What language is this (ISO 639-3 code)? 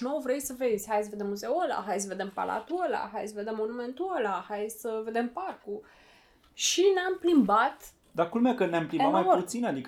ron